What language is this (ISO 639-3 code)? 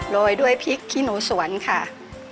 tha